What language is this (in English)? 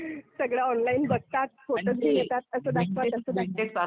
Marathi